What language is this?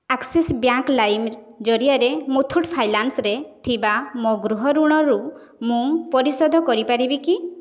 Odia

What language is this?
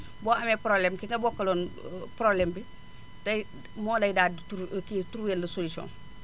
Wolof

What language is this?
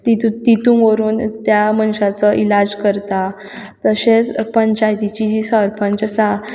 Konkani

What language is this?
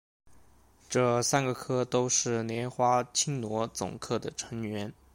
Chinese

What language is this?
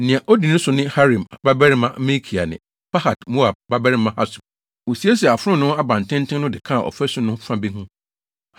Akan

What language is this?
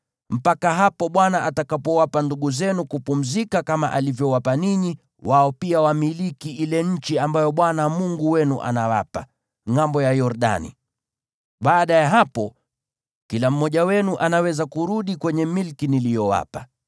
Swahili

